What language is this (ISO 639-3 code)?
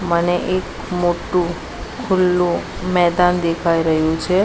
guj